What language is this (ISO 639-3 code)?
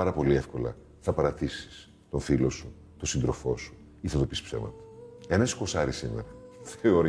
ell